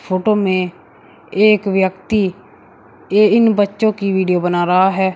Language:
Hindi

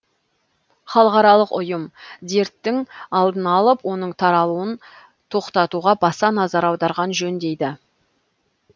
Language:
Kazakh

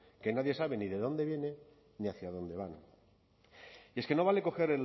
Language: Spanish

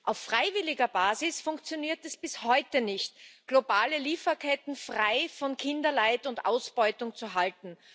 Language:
German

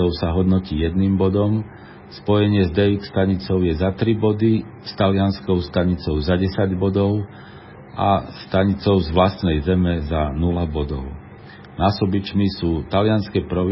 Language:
Slovak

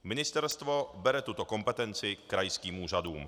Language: Czech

